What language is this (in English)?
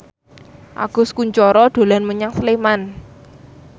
Javanese